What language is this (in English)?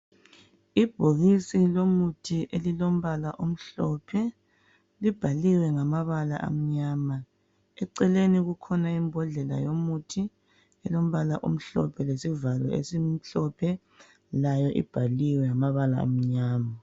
North Ndebele